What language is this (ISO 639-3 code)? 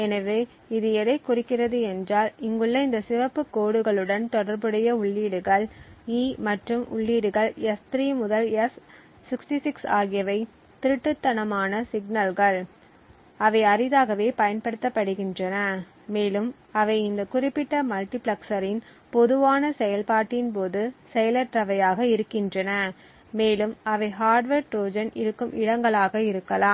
tam